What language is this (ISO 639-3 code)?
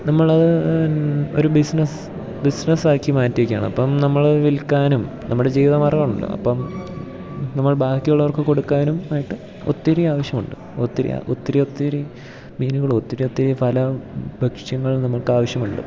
mal